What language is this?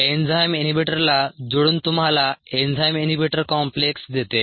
Marathi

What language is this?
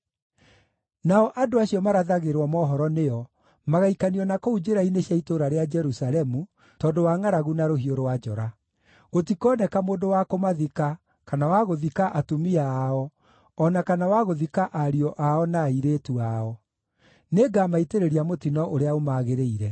Kikuyu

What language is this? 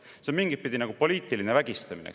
Estonian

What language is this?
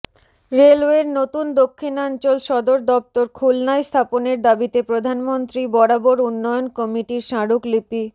Bangla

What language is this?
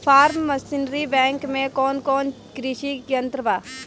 Bhojpuri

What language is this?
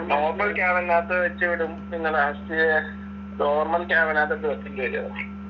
Malayalam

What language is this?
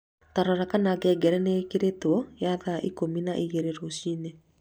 Kikuyu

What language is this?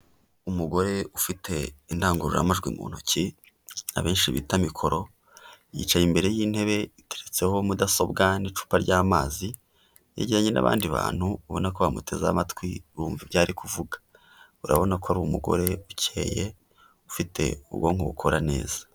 Kinyarwanda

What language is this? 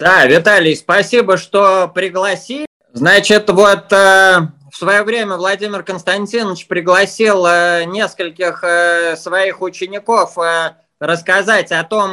Russian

